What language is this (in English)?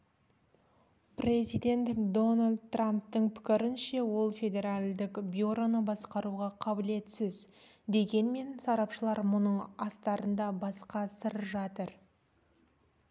Kazakh